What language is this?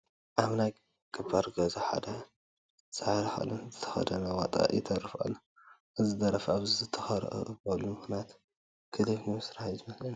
Tigrinya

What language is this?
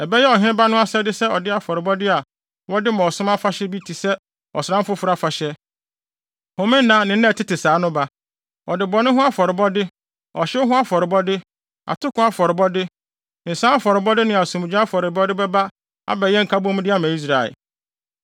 Akan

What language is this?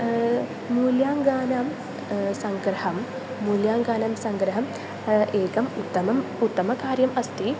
Sanskrit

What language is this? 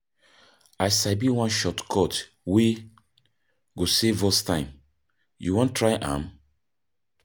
Nigerian Pidgin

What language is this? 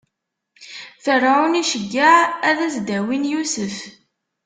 Kabyle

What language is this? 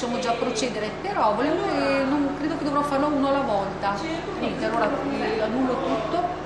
Italian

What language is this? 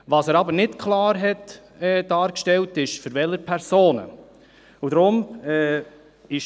Swiss German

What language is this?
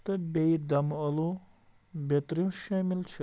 Kashmiri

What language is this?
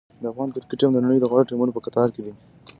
Pashto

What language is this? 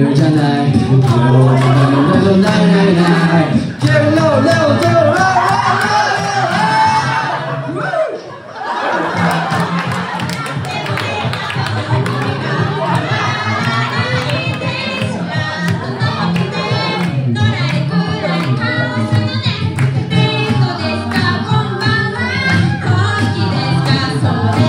Japanese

